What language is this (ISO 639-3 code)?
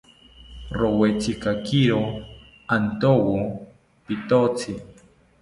cpy